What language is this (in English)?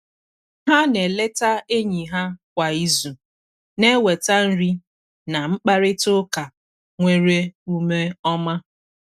Igbo